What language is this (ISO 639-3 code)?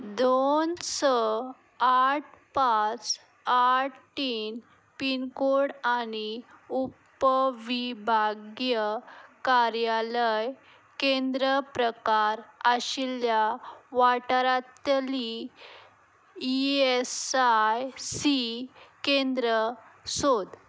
kok